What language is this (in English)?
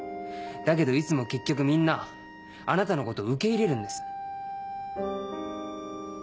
Japanese